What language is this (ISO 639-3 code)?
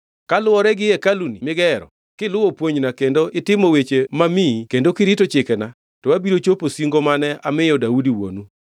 luo